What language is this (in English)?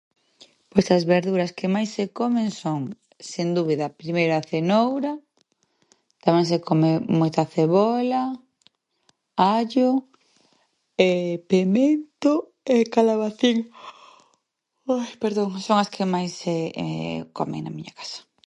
Galician